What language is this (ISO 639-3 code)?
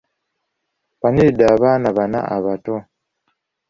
lug